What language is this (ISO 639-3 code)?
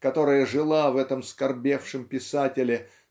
rus